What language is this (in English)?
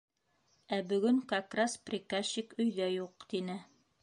Bashkir